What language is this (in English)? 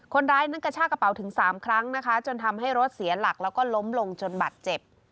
Thai